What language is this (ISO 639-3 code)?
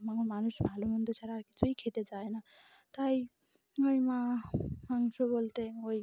ben